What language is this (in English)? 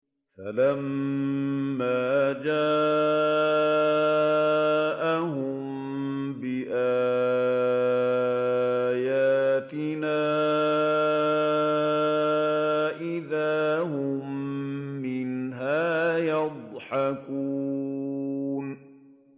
Arabic